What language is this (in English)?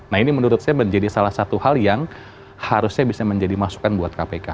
Indonesian